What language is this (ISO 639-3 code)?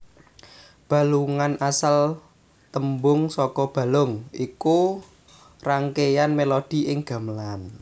jav